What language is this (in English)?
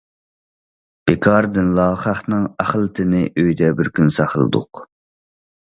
Uyghur